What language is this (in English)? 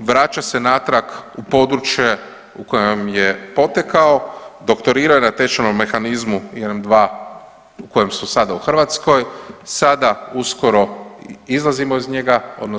Croatian